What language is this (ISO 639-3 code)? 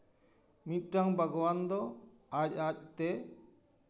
sat